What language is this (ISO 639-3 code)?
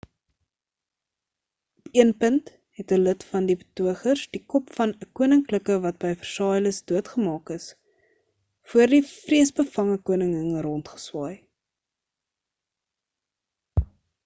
afr